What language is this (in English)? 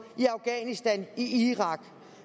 Danish